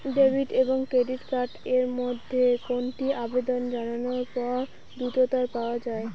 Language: Bangla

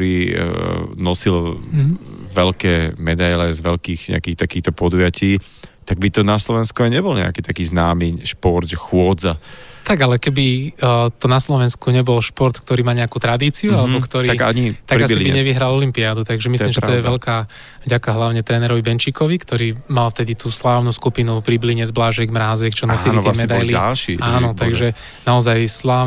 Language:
Slovak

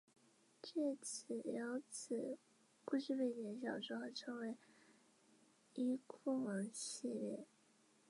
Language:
Chinese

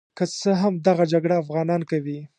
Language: Pashto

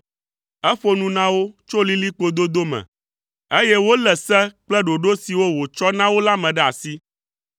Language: Ewe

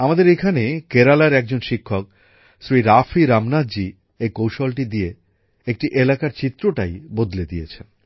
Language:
Bangla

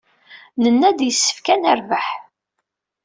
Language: Kabyle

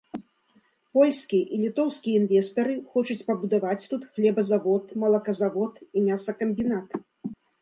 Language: Belarusian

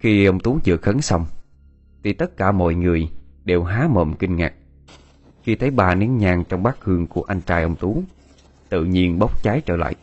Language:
Vietnamese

